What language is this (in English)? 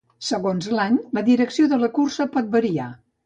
Catalan